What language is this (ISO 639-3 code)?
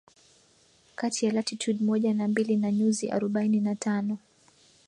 swa